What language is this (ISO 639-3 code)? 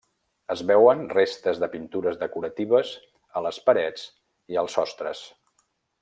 cat